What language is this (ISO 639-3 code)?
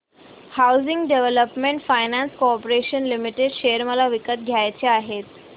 mar